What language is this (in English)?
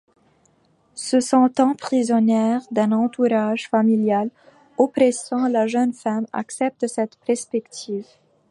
French